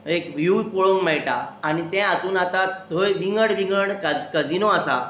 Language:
Konkani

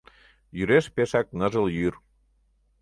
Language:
Mari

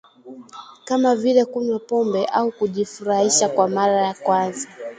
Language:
Swahili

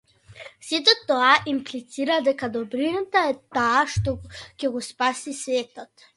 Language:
Macedonian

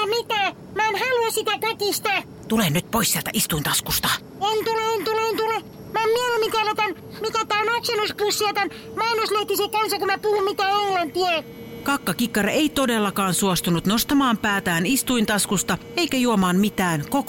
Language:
Finnish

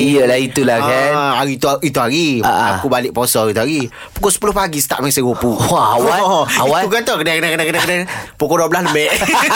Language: Malay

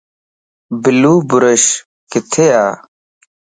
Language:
Lasi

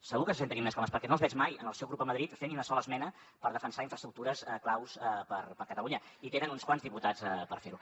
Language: Catalan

